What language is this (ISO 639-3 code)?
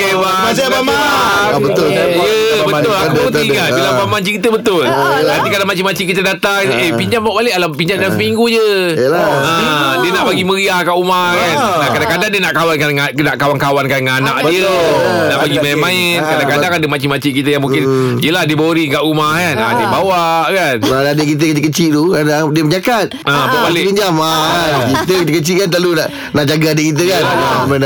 msa